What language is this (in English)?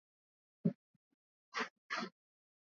Swahili